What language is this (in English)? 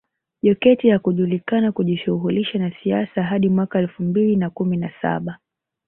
Swahili